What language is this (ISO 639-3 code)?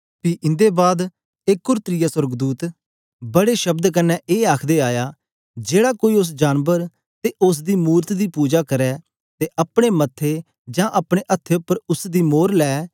doi